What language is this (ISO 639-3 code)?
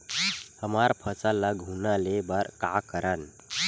hne